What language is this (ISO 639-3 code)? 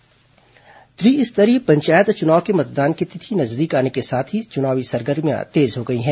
hin